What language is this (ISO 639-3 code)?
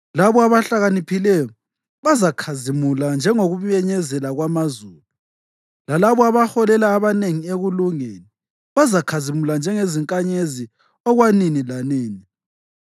nde